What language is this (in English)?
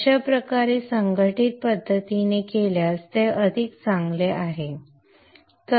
Marathi